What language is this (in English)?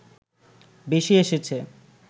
Bangla